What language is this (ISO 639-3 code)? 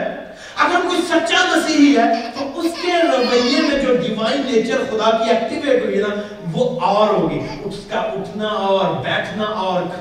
urd